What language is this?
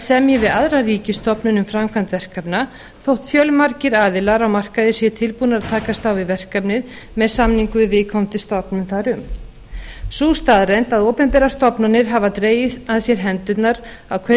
Icelandic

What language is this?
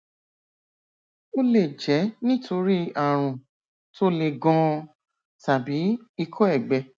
Yoruba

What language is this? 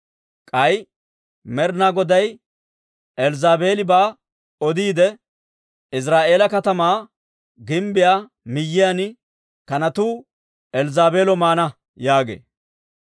Dawro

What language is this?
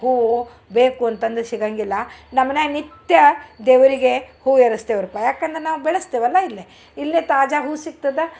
Kannada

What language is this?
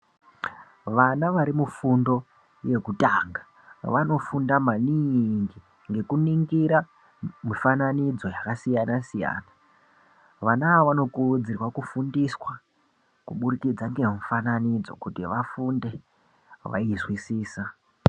Ndau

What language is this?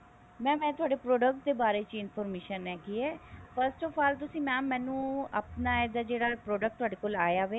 Punjabi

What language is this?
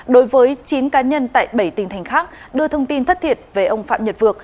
Vietnamese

